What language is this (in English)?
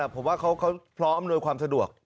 Thai